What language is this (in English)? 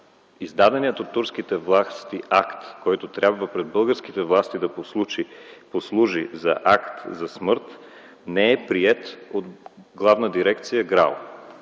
Bulgarian